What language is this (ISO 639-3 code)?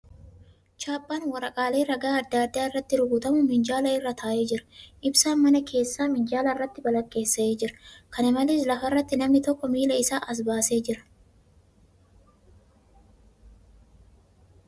orm